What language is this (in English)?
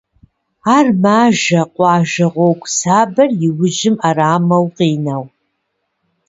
Kabardian